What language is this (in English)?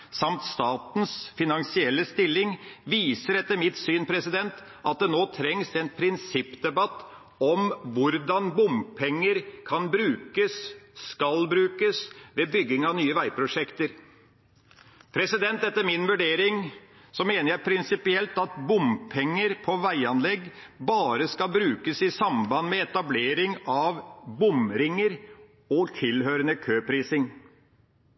Norwegian Bokmål